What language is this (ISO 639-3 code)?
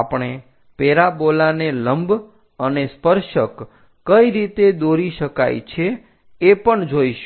guj